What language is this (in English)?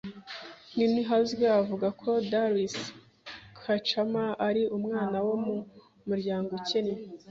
Kinyarwanda